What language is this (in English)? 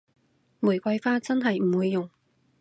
Cantonese